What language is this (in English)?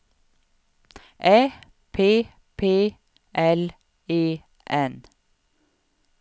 Swedish